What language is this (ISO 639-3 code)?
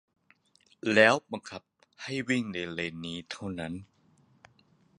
tha